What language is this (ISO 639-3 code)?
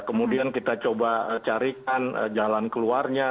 ind